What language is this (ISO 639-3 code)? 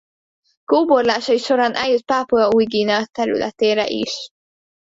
hun